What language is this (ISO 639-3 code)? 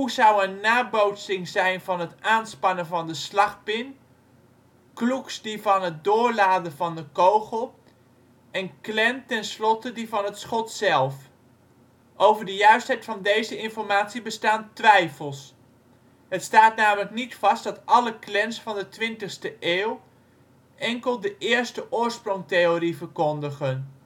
nld